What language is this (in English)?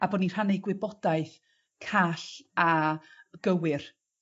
Welsh